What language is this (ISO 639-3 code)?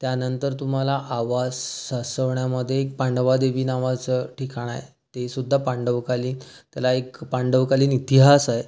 mar